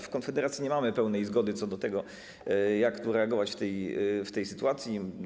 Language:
Polish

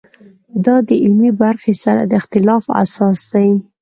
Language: Pashto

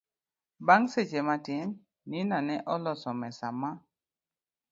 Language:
Luo (Kenya and Tanzania)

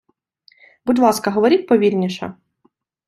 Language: Ukrainian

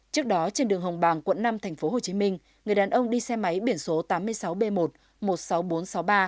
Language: Vietnamese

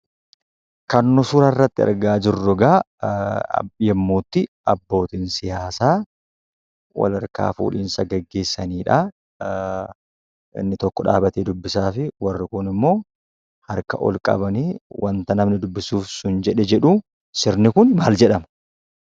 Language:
Oromo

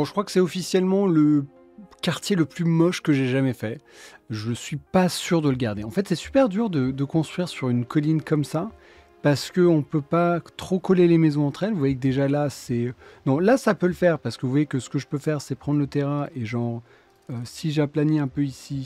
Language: French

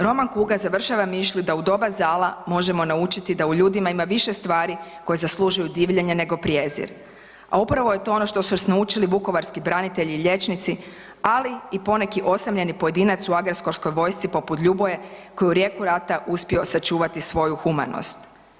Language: Croatian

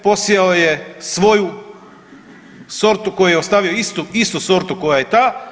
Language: Croatian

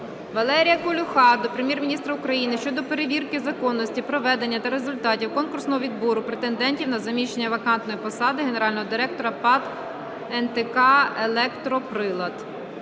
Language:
Ukrainian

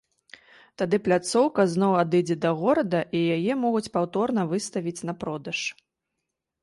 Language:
Belarusian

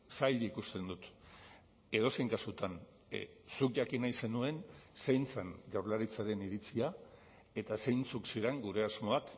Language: Basque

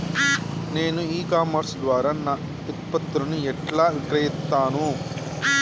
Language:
Telugu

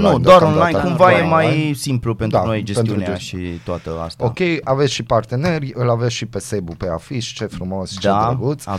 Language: Romanian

